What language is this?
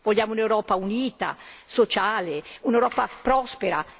Italian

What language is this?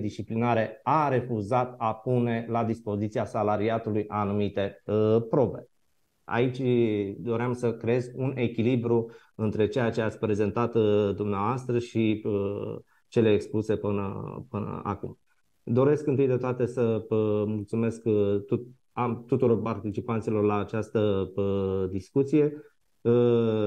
Romanian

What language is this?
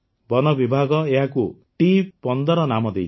Odia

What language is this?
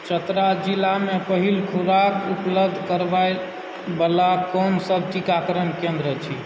Maithili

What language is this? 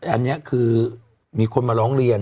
Thai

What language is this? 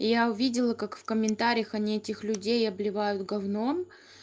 Russian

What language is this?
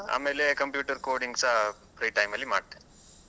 Kannada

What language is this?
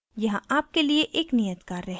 Hindi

